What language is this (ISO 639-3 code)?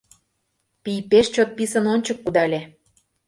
chm